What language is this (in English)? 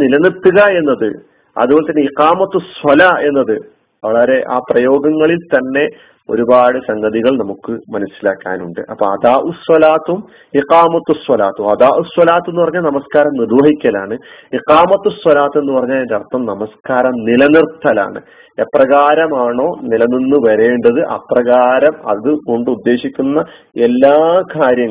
Malayalam